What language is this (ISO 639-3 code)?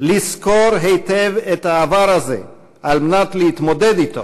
heb